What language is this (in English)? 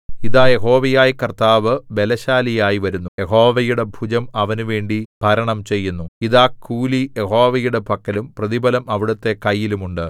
Malayalam